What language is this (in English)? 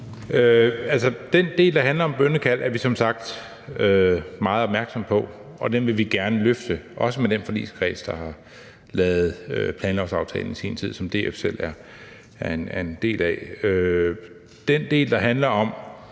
Danish